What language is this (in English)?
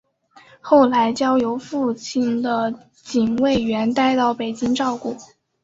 Chinese